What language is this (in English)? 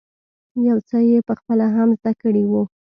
Pashto